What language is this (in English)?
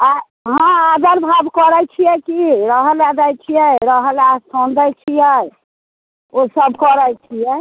Maithili